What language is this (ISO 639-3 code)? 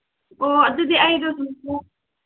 mni